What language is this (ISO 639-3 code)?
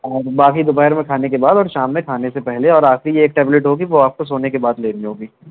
urd